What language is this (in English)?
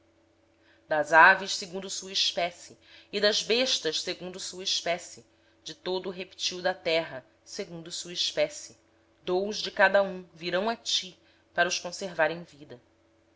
Portuguese